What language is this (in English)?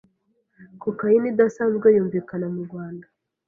Kinyarwanda